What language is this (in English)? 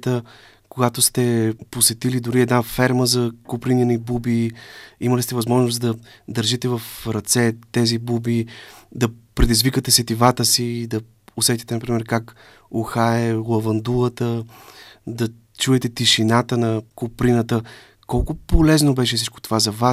Bulgarian